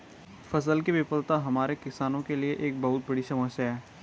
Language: Hindi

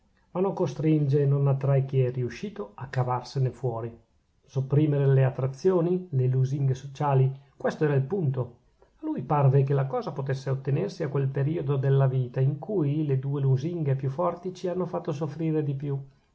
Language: Italian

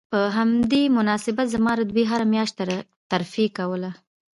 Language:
Pashto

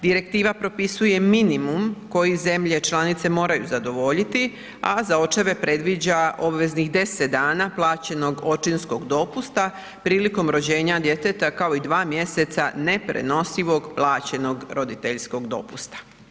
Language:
Croatian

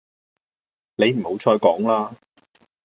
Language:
Cantonese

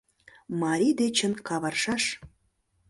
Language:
Mari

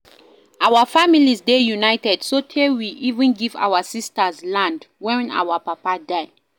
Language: Nigerian Pidgin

